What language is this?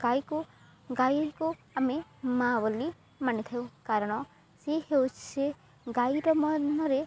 Odia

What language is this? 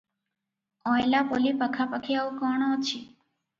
Odia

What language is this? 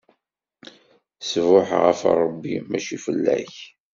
Kabyle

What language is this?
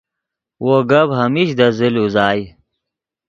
Yidgha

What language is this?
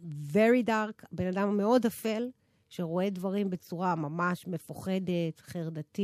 Hebrew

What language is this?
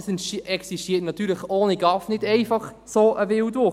Swiss German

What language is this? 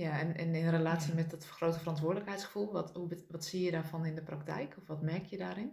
Dutch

